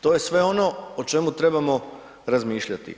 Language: Croatian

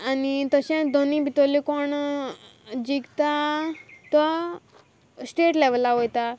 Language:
Konkani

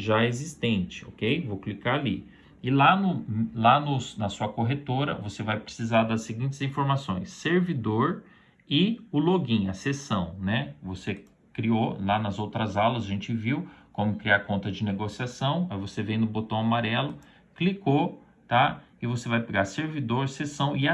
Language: Portuguese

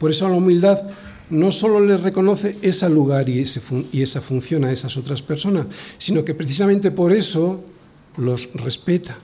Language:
Spanish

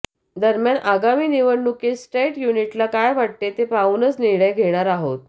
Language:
Marathi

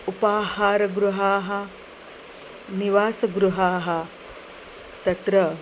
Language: Sanskrit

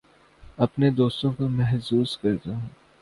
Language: Urdu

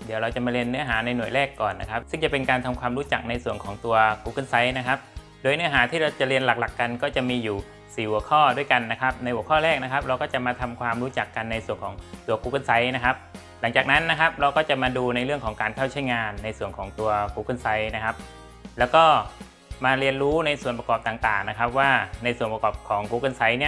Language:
Thai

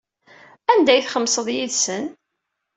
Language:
Kabyle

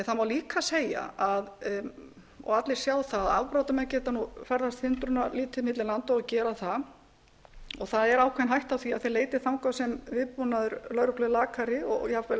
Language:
Icelandic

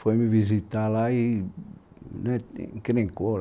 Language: Portuguese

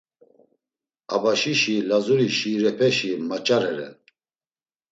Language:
Laz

